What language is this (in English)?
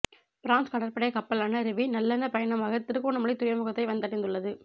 Tamil